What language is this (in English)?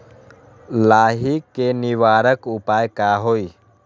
Magahi